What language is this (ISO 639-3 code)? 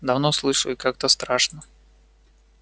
rus